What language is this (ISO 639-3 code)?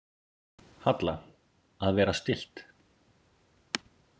isl